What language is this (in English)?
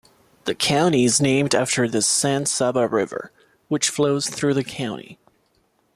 English